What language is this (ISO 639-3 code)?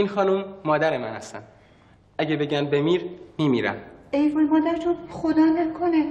fas